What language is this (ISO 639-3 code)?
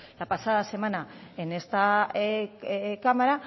spa